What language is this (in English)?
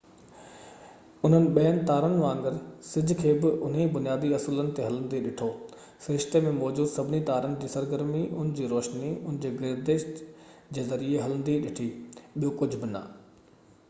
Sindhi